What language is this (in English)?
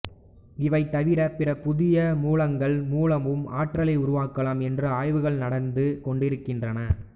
Tamil